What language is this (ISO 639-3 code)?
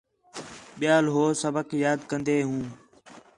xhe